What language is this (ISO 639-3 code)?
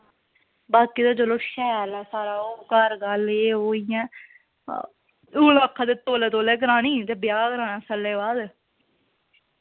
doi